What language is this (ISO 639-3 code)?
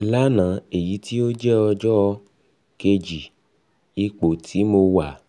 yor